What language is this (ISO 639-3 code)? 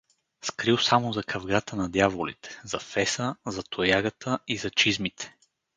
bul